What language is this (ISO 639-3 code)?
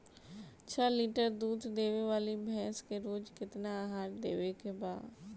bho